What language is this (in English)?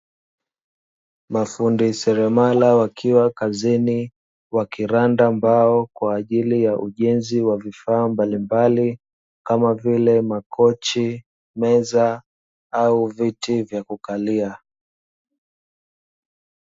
Swahili